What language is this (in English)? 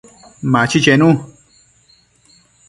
Matsés